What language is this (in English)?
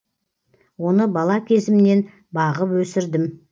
Kazakh